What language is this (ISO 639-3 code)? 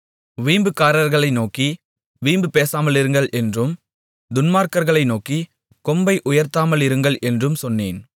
tam